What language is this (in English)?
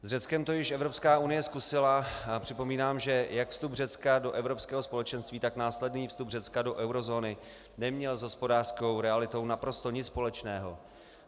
Czech